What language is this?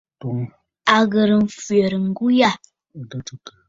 Bafut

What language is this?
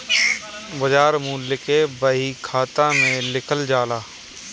Bhojpuri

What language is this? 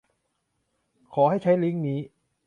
Thai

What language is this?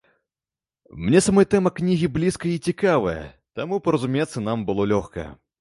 Belarusian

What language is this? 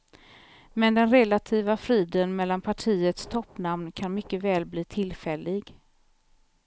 Swedish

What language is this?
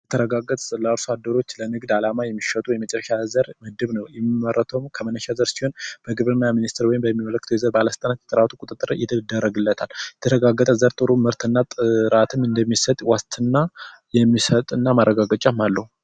Amharic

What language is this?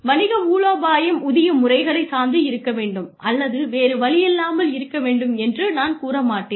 Tamil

